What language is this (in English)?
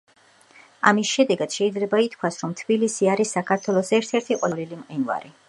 Georgian